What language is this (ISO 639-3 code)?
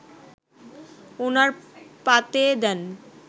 ben